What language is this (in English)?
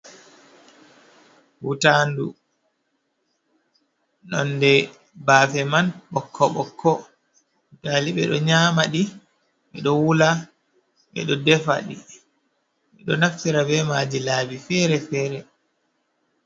Fula